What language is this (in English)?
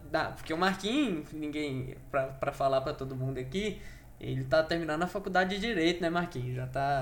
Portuguese